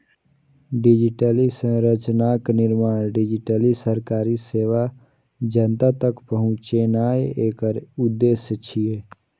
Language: Maithili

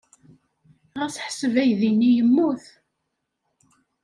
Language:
Kabyle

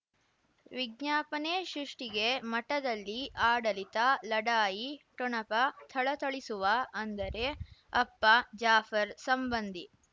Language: Kannada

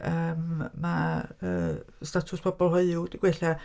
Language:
Welsh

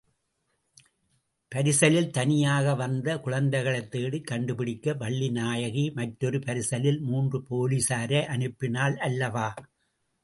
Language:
Tamil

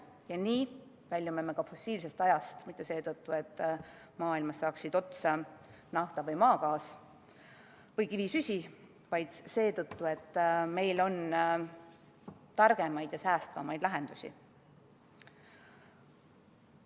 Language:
Estonian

